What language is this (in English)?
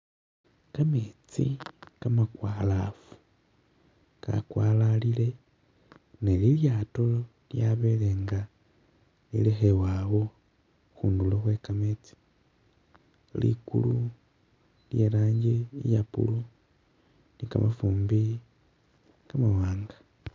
Masaaba